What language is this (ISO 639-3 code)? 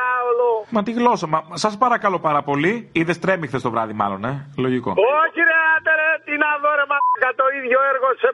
ell